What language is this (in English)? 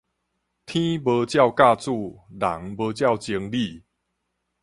Min Nan Chinese